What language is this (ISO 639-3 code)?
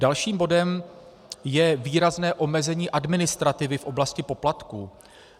ces